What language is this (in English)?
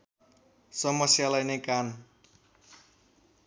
Nepali